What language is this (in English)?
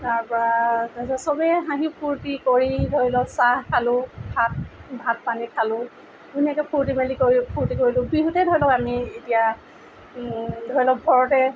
Assamese